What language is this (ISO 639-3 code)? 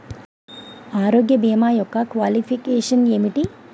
tel